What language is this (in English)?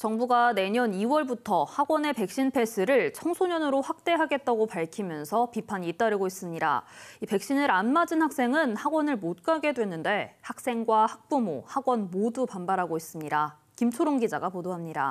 Korean